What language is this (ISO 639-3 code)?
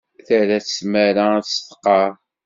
kab